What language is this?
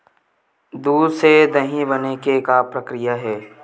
Chhattisgarhi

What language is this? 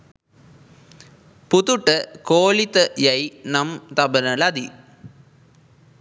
Sinhala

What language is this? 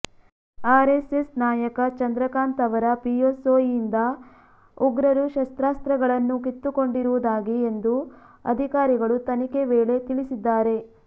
Kannada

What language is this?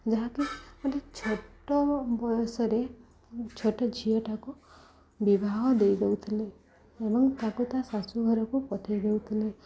Odia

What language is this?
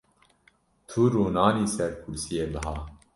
Kurdish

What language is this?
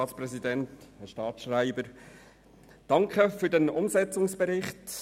Swiss German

